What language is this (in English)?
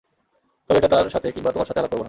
Bangla